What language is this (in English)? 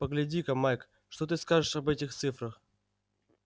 Russian